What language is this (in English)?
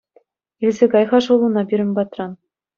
Chuvash